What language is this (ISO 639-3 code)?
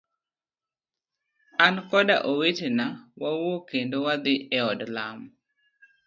luo